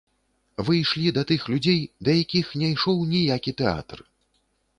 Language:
Belarusian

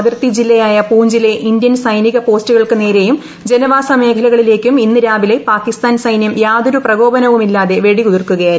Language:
Malayalam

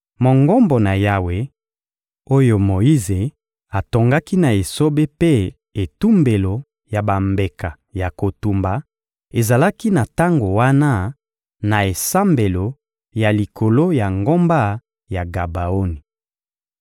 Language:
Lingala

